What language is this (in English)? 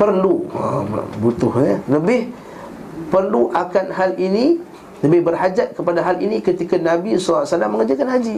Malay